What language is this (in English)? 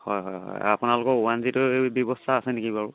Assamese